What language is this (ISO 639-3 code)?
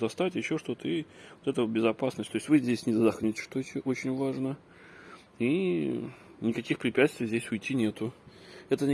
rus